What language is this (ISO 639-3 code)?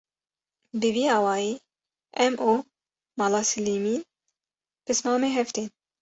kur